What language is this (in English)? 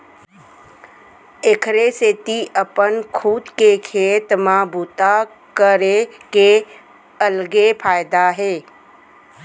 Chhattisgarhi